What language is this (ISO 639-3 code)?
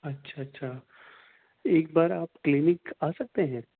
urd